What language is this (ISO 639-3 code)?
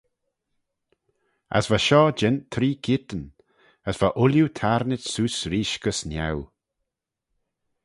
glv